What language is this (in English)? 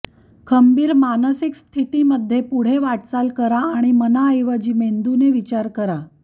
Marathi